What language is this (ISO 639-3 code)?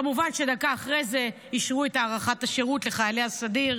heb